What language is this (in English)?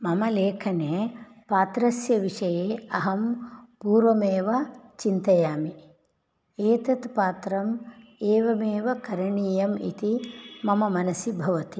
Sanskrit